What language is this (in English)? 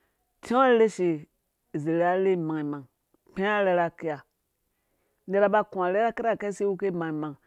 Dũya